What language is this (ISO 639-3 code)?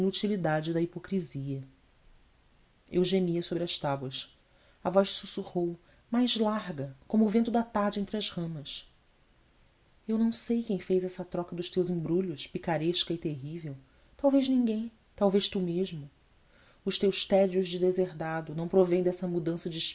por